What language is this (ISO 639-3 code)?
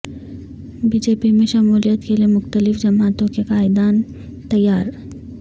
urd